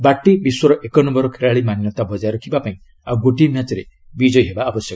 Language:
Odia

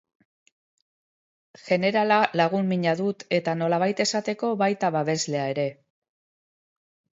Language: Basque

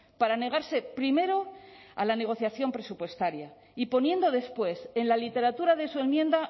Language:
Spanish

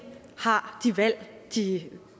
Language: Danish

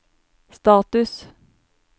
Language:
Norwegian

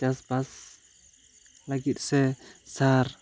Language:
Santali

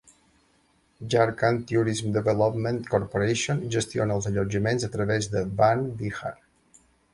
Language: Catalan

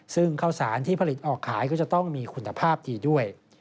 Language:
Thai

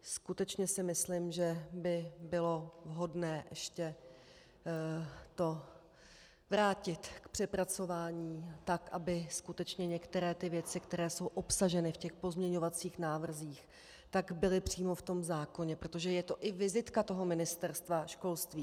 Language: Czech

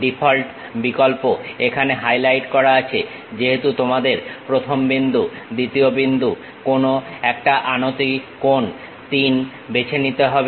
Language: Bangla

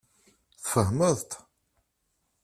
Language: Kabyle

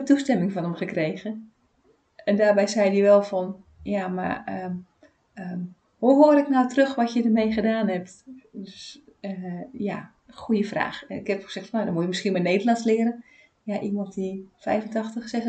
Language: Dutch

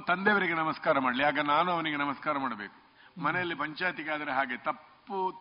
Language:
Kannada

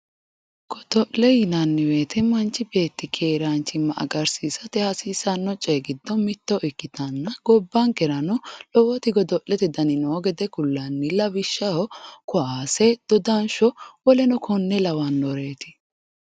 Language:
Sidamo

